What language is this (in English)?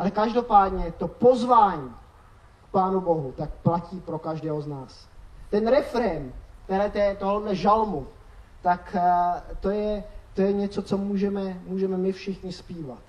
Czech